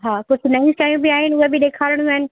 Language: Sindhi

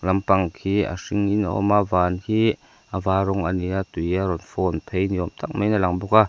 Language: Mizo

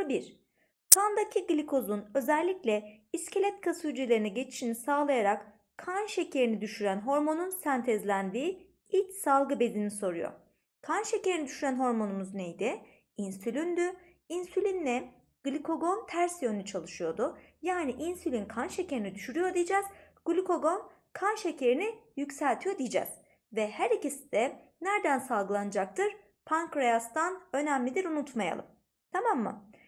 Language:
Turkish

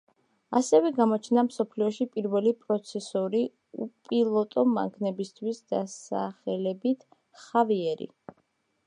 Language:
Georgian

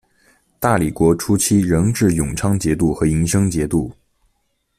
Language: Chinese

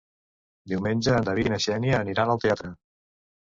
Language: Catalan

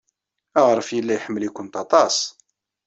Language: Kabyle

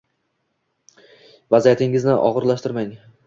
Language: Uzbek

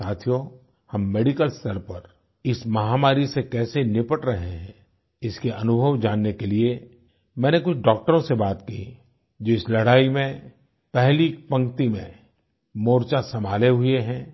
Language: Hindi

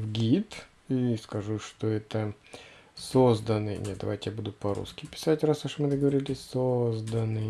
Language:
Russian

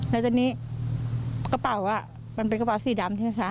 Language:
Thai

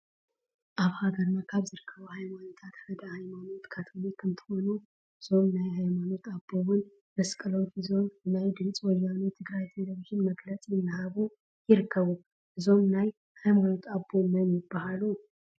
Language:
Tigrinya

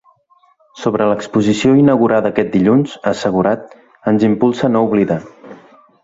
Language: Catalan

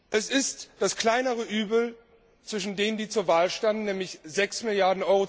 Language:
German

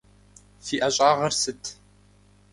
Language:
Kabardian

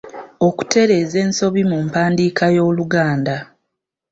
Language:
Ganda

